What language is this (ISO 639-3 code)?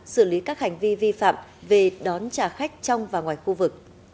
vie